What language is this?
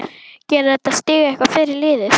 Icelandic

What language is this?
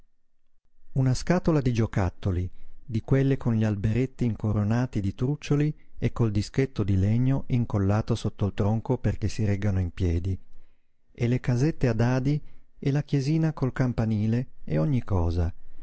Italian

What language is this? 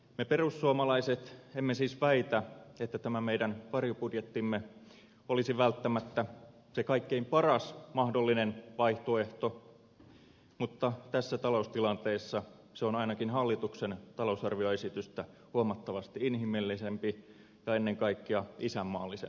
Finnish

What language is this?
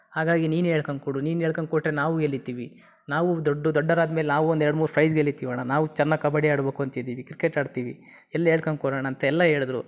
Kannada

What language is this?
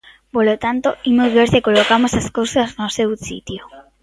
Galician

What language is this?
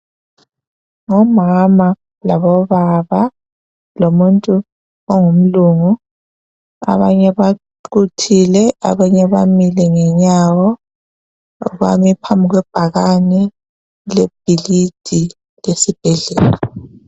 North Ndebele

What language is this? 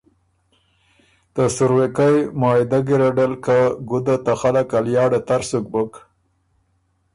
Ormuri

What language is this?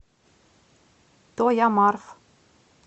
Russian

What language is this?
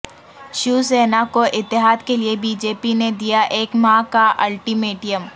Urdu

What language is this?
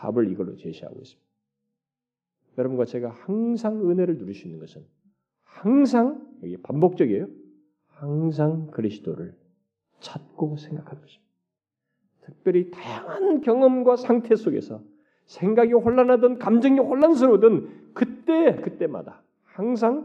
Korean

